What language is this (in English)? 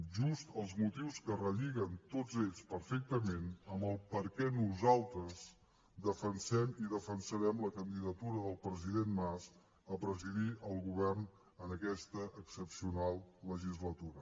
Catalan